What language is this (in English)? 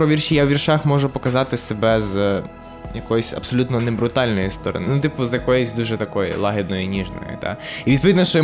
Ukrainian